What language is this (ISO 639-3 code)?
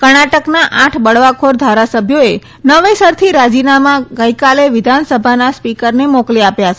guj